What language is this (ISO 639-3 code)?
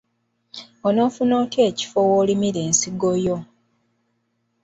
lug